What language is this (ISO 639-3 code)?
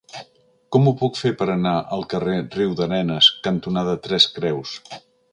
cat